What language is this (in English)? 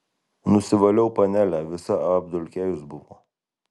Lithuanian